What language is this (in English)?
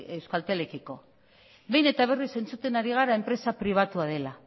Basque